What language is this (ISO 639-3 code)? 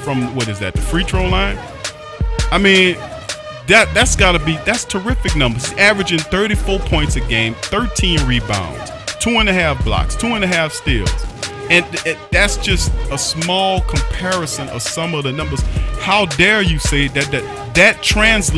eng